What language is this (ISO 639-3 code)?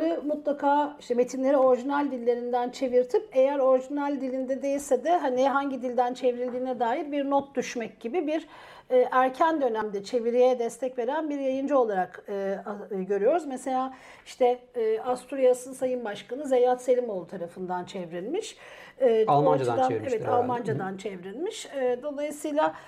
tur